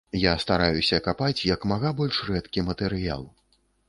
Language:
Belarusian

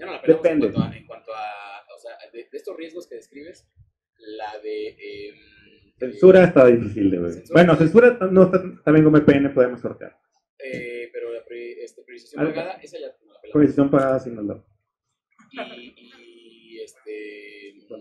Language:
Spanish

